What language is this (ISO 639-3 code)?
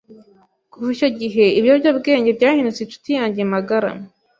kin